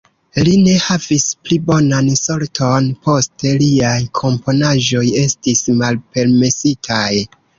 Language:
Esperanto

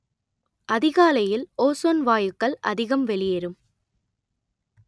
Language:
Tamil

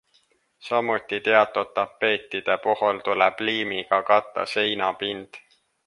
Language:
Estonian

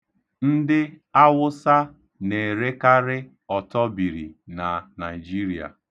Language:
Igbo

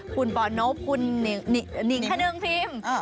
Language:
Thai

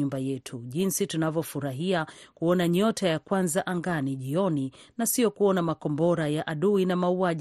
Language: Swahili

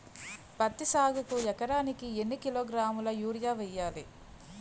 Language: Telugu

